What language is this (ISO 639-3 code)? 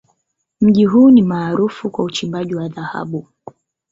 swa